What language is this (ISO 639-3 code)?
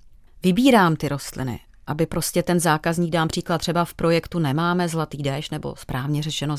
ces